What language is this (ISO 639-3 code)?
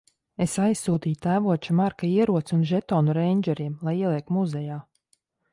lav